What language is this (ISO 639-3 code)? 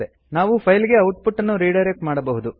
kan